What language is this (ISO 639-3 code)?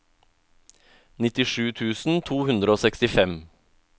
nor